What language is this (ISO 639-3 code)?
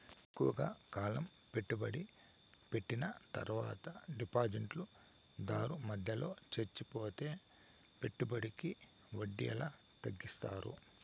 tel